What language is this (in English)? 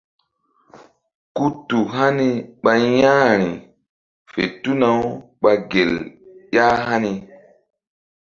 Mbum